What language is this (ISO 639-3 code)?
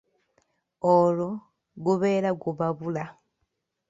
lug